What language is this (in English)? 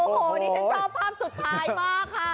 Thai